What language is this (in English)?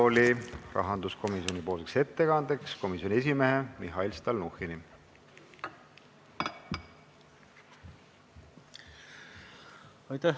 Estonian